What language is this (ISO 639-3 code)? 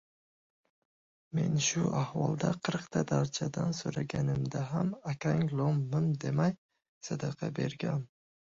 uzb